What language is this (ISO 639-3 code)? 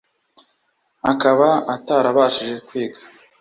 kin